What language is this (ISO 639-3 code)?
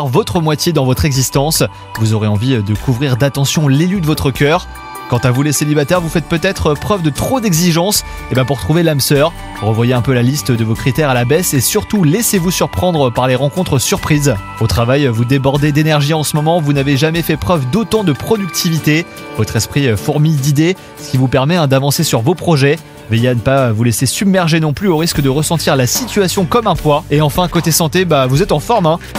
fra